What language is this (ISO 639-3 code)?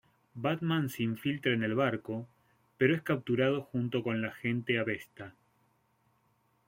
spa